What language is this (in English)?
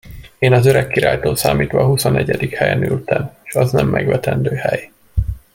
Hungarian